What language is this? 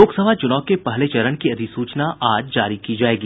Hindi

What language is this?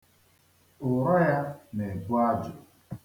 Igbo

